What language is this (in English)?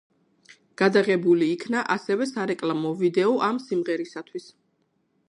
Georgian